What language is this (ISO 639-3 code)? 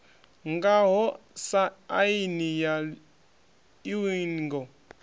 ven